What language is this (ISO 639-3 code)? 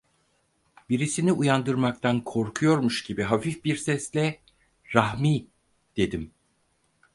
tur